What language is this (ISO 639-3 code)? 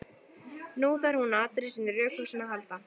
isl